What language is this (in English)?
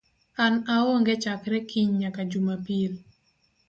Luo (Kenya and Tanzania)